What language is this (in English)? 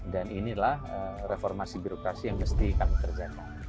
Indonesian